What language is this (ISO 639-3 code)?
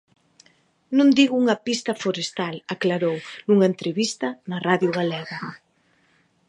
glg